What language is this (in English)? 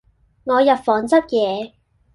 Cantonese